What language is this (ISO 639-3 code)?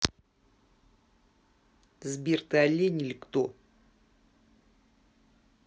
rus